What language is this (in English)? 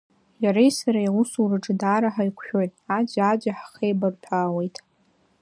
Abkhazian